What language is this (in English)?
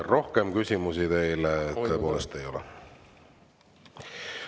Estonian